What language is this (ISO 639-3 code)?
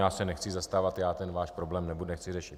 ces